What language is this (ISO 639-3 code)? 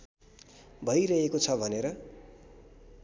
nep